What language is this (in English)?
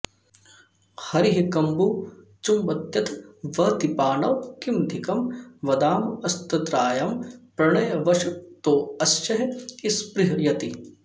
Sanskrit